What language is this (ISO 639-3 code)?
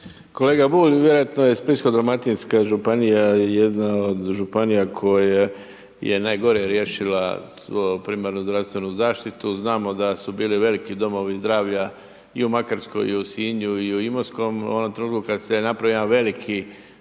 hrv